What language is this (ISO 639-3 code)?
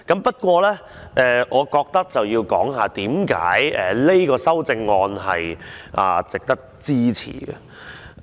yue